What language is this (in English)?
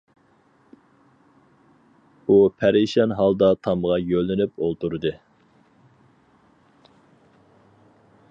Uyghur